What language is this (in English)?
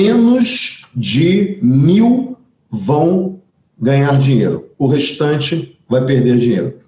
Portuguese